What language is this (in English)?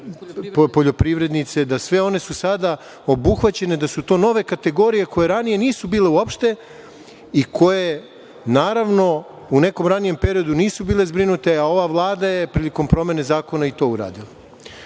Serbian